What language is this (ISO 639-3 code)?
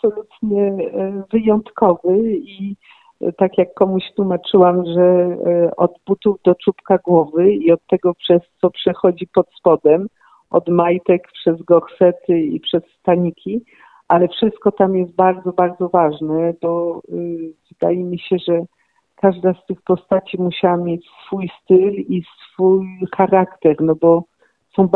pol